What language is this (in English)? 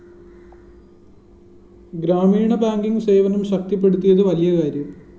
Malayalam